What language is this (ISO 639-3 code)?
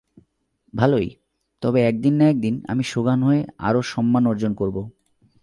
ben